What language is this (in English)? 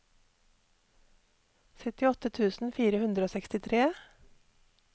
Norwegian